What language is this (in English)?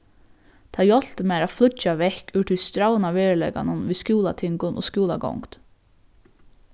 Faroese